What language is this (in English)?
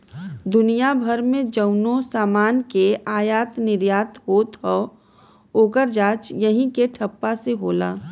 Bhojpuri